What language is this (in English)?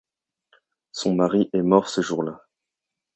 French